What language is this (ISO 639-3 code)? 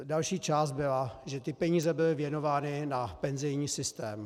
ces